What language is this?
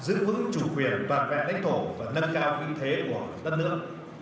Vietnamese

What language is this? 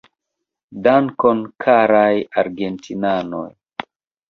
Esperanto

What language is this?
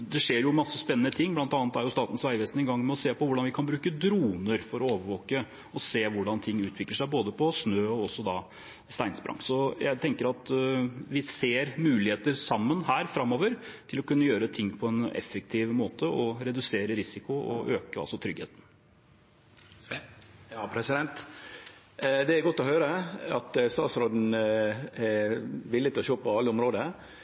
Norwegian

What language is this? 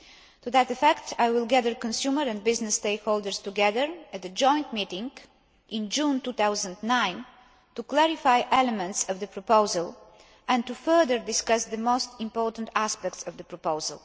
English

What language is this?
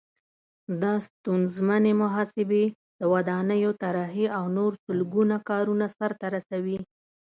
Pashto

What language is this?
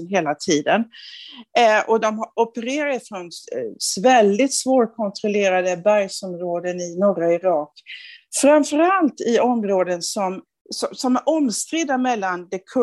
Swedish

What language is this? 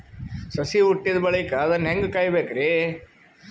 Kannada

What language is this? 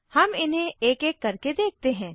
Hindi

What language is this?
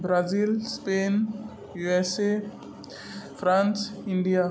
Konkani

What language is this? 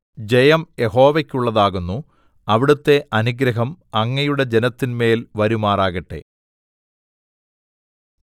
Malayalam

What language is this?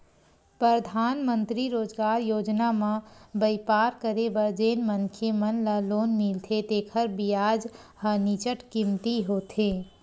Chhattisgarhi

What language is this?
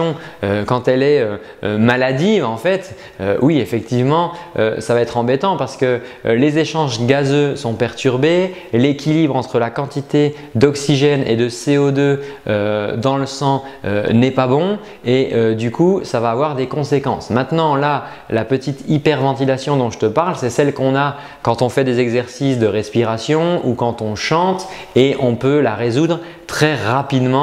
French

